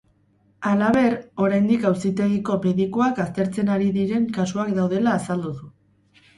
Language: Basque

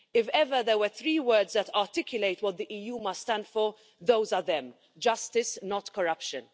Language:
English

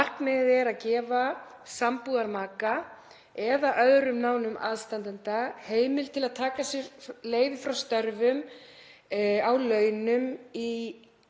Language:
Icelandic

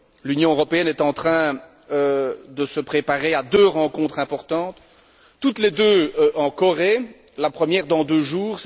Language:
French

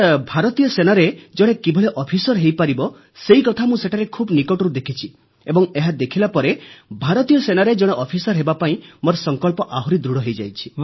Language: Odia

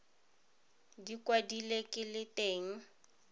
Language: Tswana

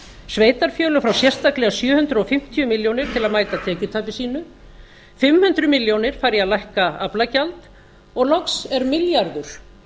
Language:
Icelandic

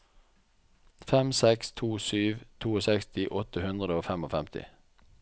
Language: Norwegian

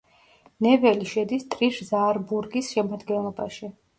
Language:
Georgian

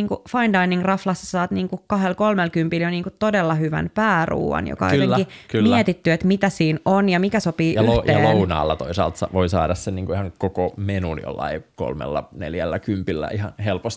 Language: Finnish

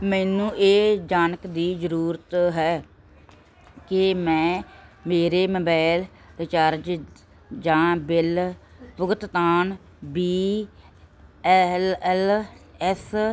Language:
Punjabi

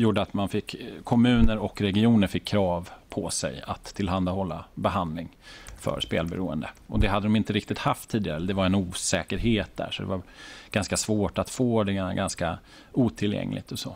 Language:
Swedish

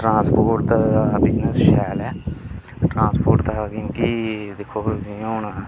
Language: Dogri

